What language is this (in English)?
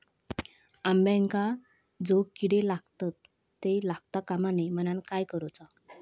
Marathi